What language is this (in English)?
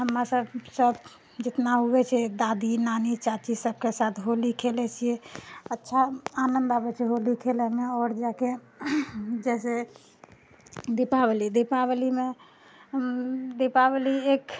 Maithili